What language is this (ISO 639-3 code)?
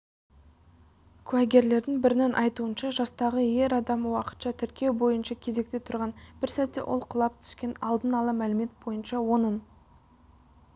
kaz